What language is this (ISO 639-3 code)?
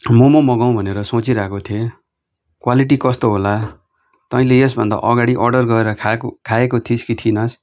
nep